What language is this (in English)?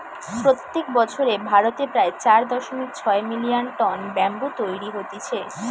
Bangla